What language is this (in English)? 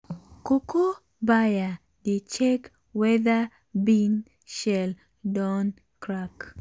Nigerian Pidgin